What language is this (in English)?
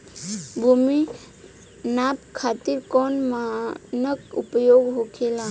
Bhojpuri